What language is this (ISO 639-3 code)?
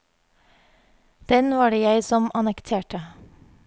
nor